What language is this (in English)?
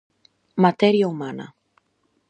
Galician